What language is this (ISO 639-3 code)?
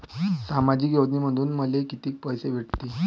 mar